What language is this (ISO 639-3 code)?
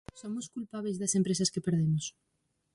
glg